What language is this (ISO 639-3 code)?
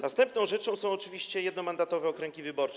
pol